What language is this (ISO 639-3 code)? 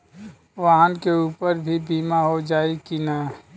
bho